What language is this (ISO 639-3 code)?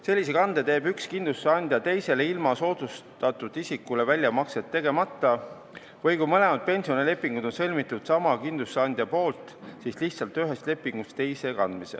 est